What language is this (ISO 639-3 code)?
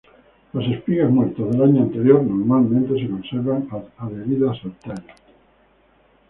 spa